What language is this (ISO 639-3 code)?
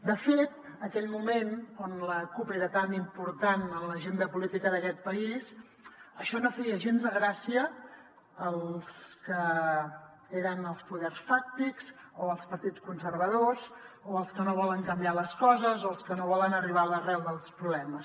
cat